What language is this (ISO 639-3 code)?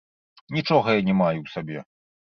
bel